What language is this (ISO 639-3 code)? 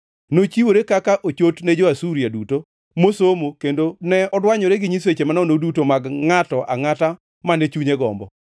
luo